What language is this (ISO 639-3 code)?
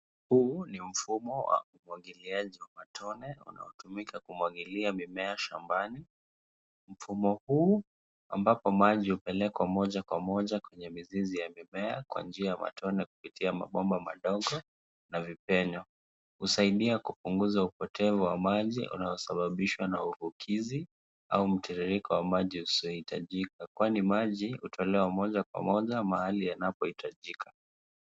swa